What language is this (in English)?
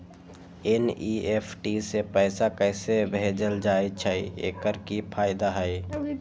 Magahi